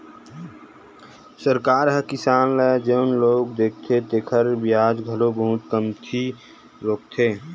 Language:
Chhattisgarhi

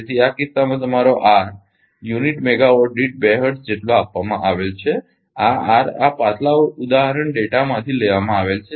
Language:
Gujarati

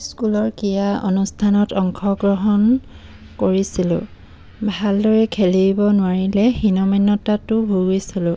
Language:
Assamese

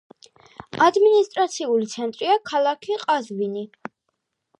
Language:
Georgian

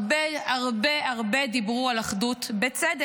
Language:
Hebrew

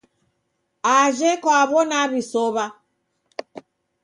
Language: Taita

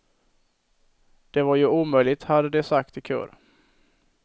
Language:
Swedish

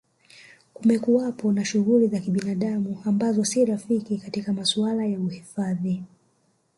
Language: Swahili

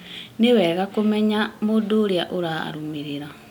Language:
Kikuyu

